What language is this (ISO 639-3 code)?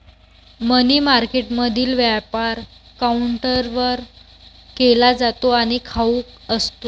mar